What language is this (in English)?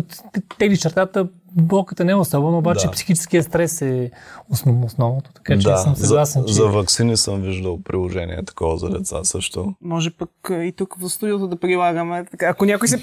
Bulgarian